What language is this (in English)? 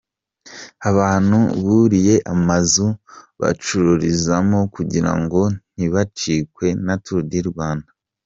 Kinyarwanda